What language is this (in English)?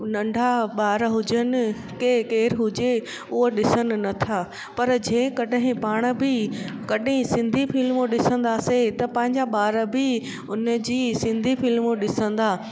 Sindhi